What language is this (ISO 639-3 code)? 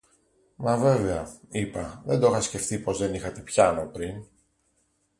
ell